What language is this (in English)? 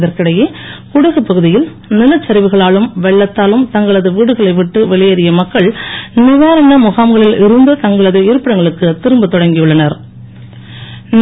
Tamil